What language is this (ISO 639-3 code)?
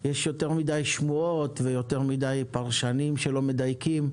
heb